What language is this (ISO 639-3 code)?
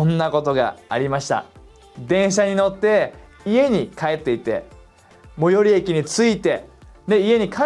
jpn